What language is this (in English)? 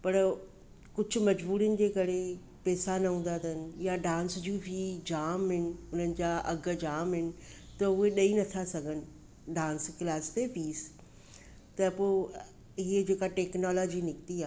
Sindhi